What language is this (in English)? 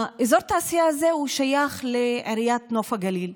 Hebrew